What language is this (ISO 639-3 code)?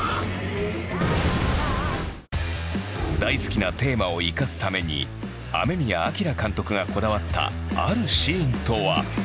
jpn